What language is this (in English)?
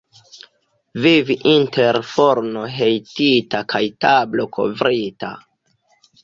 Esperanto